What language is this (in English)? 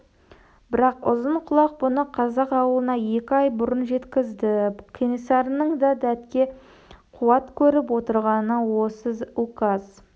Kazakh